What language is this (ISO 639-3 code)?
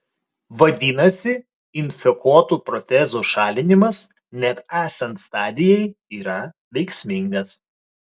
lit